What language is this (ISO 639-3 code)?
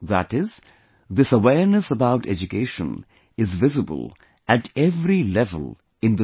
eng